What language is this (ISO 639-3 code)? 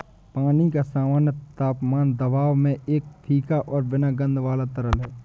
hin